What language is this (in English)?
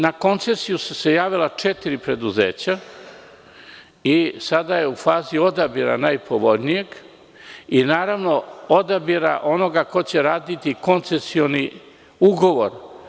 Serbian